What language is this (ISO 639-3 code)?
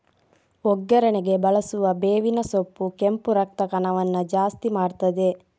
kan